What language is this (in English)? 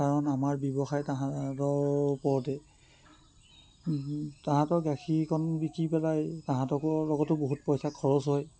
Assamese